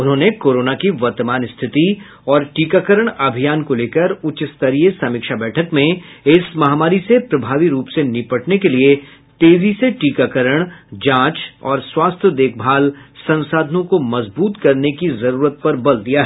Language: Hindi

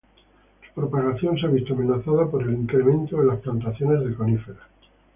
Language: Spanish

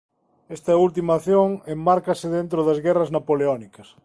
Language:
Galician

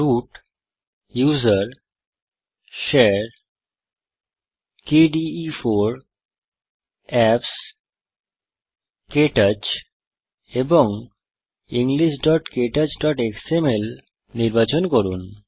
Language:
Bangla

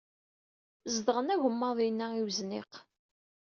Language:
Kabyle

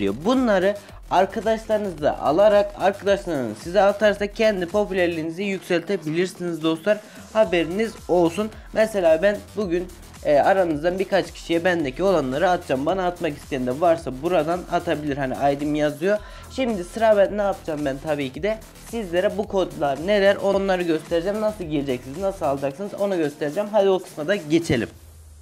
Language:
Turkish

